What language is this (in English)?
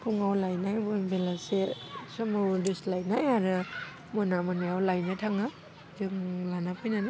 Bodo